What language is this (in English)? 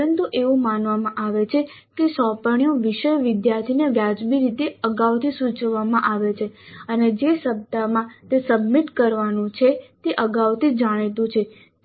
Gujarati